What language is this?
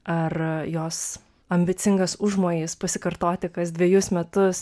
Lithuanian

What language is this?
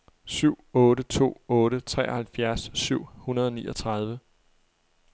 Danish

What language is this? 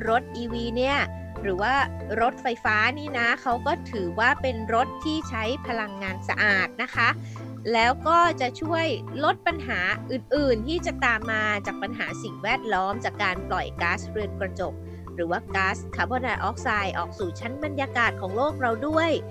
Thai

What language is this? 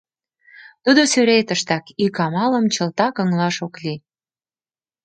Mari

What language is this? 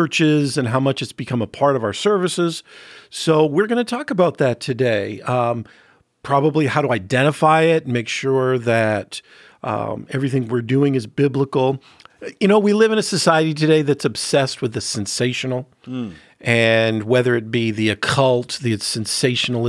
English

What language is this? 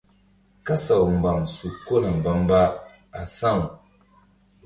Mbum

